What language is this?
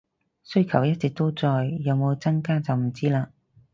Cantonese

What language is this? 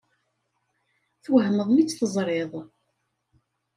Kabyle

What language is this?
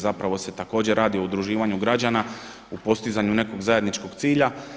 Croatian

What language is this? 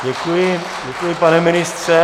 Czech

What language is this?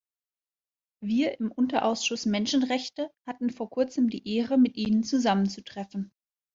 German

